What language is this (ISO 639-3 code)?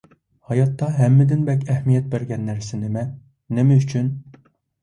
uig